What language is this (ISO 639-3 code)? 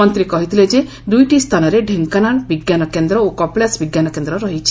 ori